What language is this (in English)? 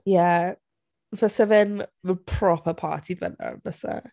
Welsh